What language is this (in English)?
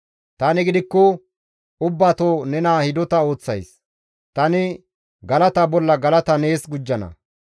Gamo